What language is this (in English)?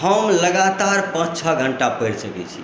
Maithili